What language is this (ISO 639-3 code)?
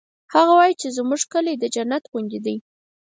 pus